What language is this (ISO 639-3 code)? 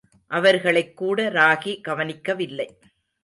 tam